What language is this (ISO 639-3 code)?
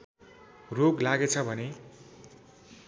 nep